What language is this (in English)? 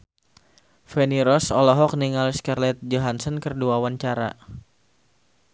Sundanese